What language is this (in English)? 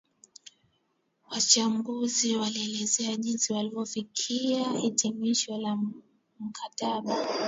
Swahili